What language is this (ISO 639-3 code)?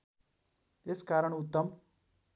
nep